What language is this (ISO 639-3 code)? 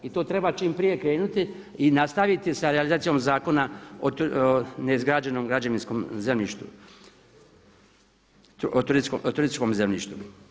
hrv